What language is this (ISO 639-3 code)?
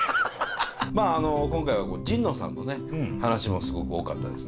jpn